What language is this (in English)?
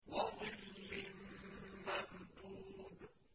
Arabic